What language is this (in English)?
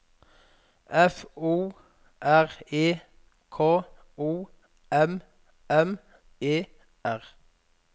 Norwegian